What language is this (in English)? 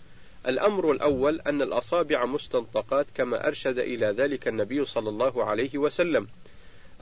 Arabic